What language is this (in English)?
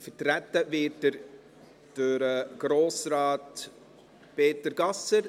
Swiss German